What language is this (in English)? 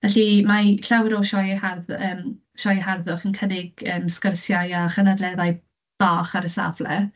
Welsh